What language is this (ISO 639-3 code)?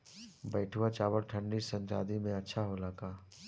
bho